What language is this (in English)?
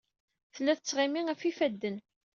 Kabyle